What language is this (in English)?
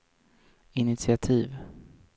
Swedish